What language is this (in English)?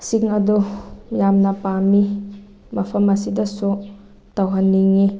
Manipuri